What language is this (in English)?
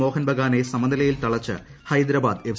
Malayalam